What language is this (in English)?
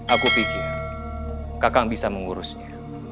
Indonesian